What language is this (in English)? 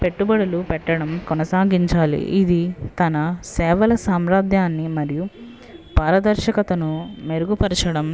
Telugu